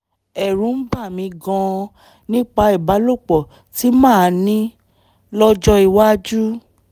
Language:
Yoruba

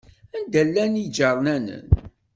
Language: Kabyle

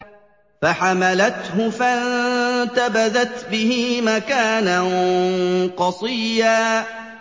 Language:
Arabic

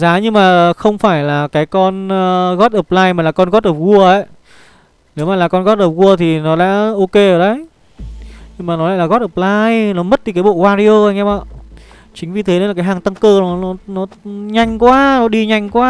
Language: Vietnamese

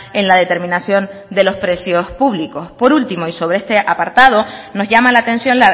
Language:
Spanish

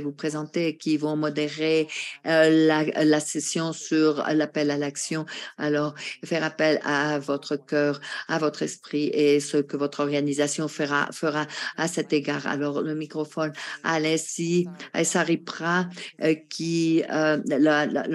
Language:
French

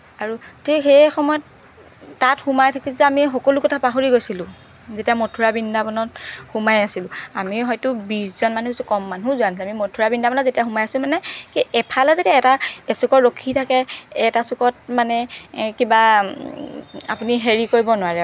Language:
Assamese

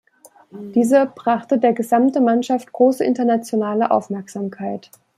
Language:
German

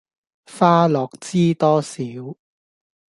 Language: Cantonese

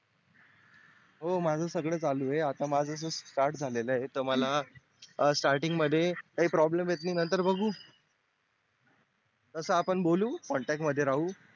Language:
Marathi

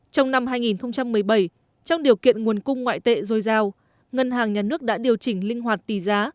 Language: Vietnamese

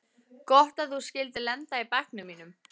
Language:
Icelandic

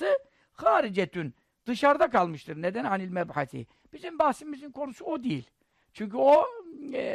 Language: Turkish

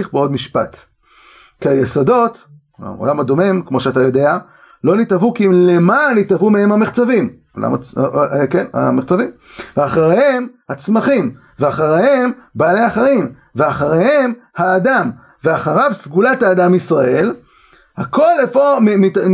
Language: Hebrew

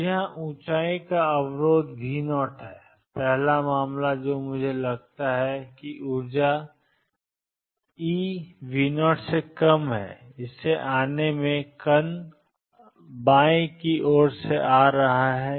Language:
Hindi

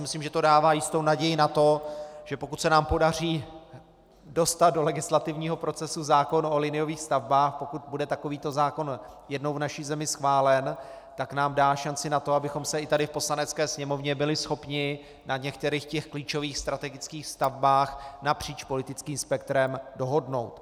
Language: Czech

